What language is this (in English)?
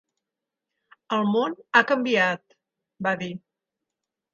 Catalan